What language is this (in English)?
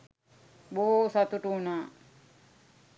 Sinhala